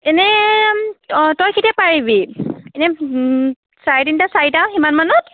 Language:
Assamese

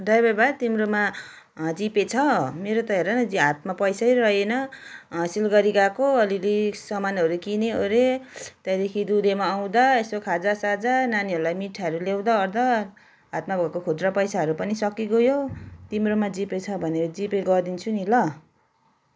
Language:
Nepali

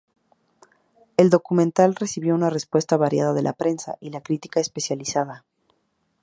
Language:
Spanish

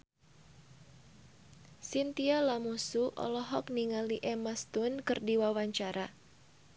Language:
Sundanese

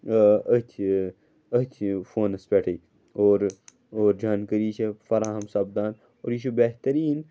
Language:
Kashmiri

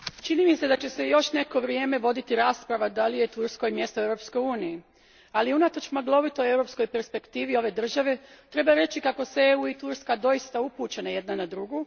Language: Croatian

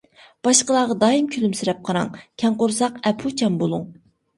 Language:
Uyghur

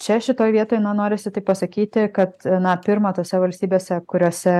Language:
Lithuanian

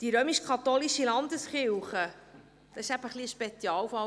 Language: Swiss German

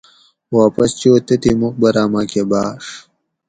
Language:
Gawri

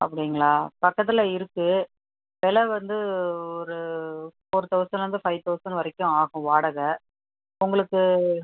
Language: Tamil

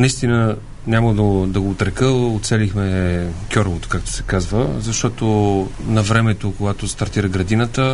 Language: Bulgarian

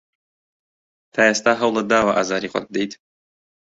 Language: Central Kurdish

